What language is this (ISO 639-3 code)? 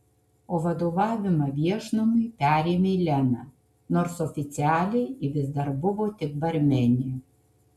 lit